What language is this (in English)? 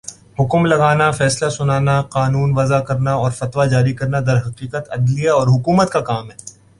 Urdu